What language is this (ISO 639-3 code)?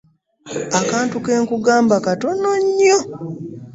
lug